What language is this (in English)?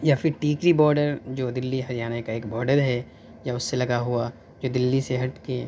Urdu